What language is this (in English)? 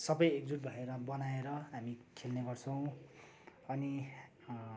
Nepali